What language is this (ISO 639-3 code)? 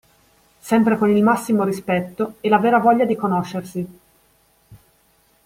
ita